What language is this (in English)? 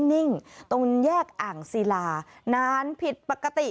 Thai